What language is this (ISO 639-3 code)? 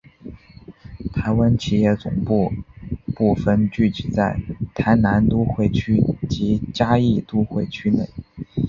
zho